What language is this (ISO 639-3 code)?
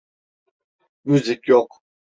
tur